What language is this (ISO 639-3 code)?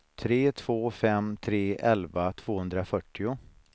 swe